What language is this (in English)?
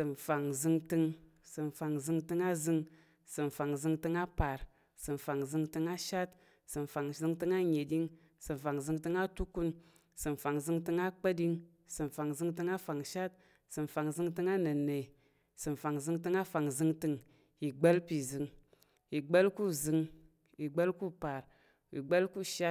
Tarok